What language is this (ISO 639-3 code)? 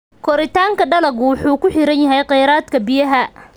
som